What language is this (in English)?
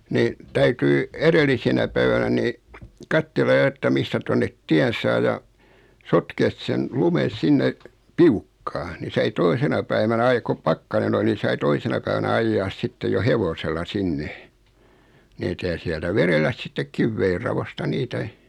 Finnish